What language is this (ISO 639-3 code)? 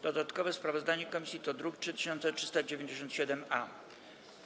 pol